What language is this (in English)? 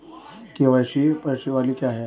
Hindi